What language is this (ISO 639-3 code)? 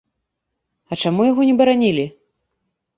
bel